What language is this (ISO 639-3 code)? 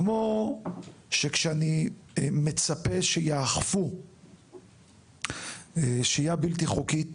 heb